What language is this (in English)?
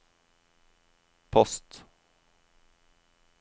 Norwegian